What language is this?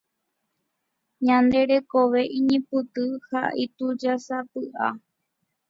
Guarani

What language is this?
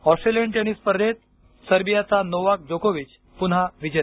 Marathi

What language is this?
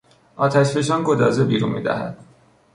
Persian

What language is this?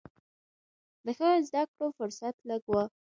Pashto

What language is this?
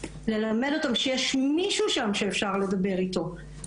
Hebrew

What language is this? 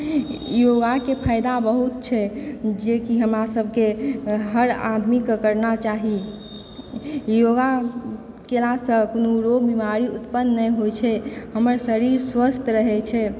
Maithili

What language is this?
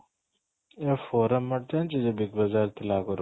Odia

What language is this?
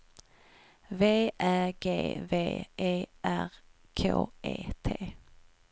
Swedish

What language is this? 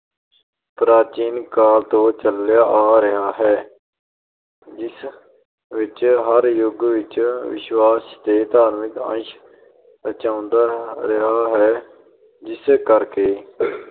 Punjabi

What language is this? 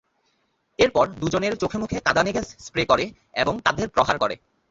Bangla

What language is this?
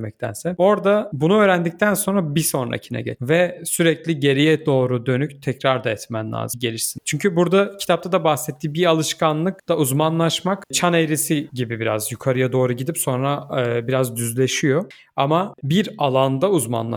Turkish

